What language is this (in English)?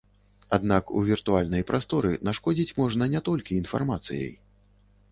Belarusian